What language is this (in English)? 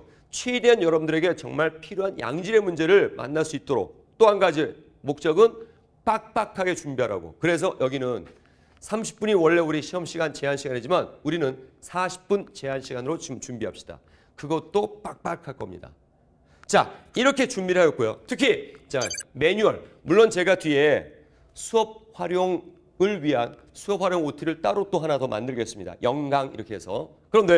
Korean